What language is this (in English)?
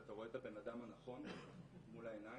Hebrew